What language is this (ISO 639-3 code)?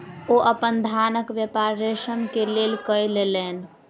mai